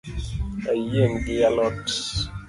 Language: Luo (Kenya and Tanzania)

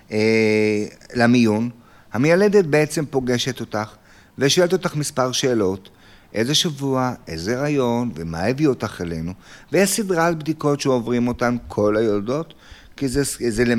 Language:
Hebrew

